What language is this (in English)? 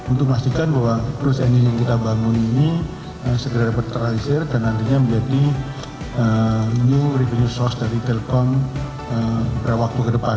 Indonesian